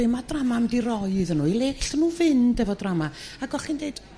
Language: Welsh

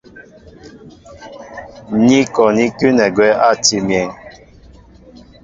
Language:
Mbo (Cameroon)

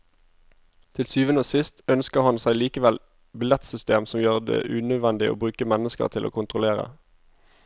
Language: Norwegian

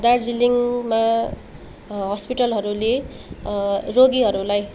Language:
Nepali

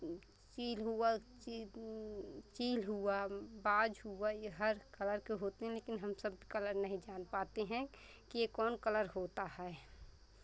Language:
Hindi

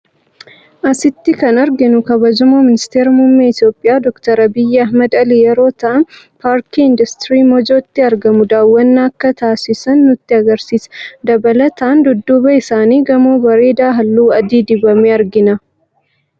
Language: Oromo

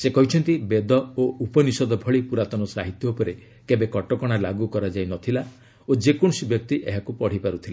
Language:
Odia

